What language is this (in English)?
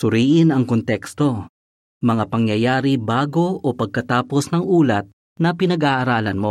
Filipino